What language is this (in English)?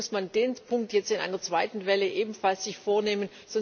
German